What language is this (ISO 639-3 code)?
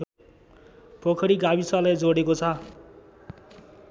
nep